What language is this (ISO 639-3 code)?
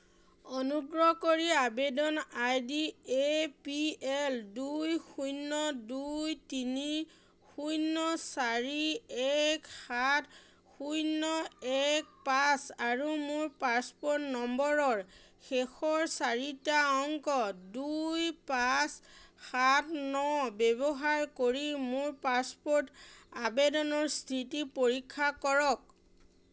asm